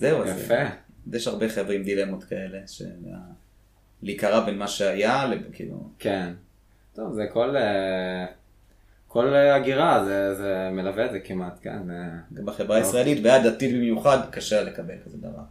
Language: Hebrew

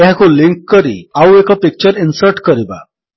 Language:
Odia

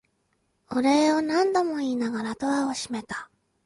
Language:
Japanese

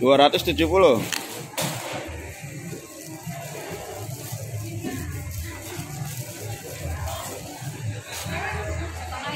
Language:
Indonesian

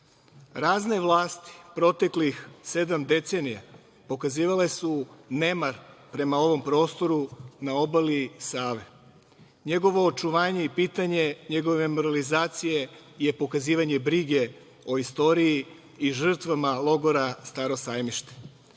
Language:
Serbian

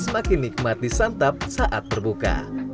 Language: Indonesian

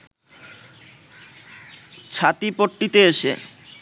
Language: Bangla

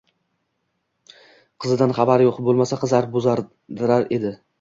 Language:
Uzbek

